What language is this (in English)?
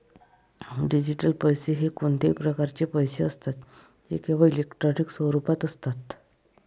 Marathi